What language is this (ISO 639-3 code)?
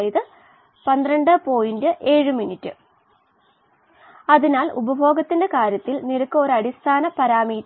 mal